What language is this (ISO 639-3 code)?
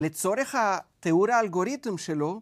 heb